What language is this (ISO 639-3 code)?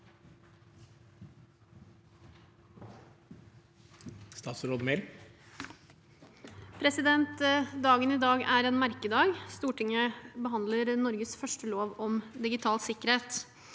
nor